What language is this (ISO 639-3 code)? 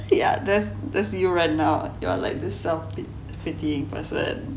eng